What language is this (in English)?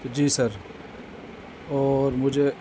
Urdu